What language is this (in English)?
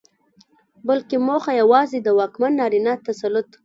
Pashto